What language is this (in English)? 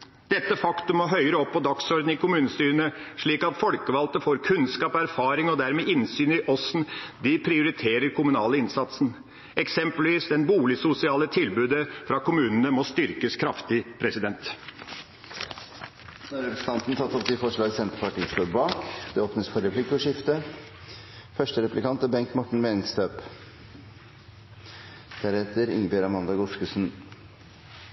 Norwegian